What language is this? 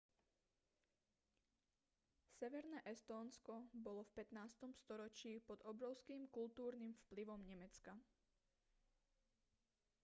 Slovak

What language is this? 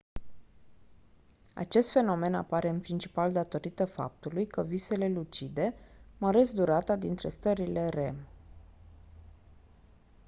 Romanian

